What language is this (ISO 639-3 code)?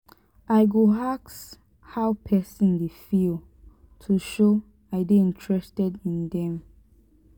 pcm